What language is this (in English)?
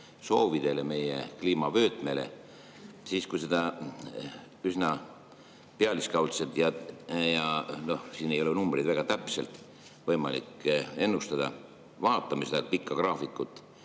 Estonian